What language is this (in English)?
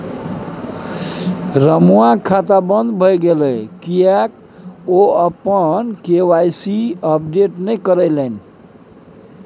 Maithili